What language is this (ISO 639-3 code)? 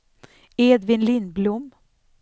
swe